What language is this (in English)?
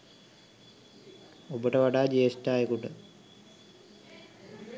Sinhala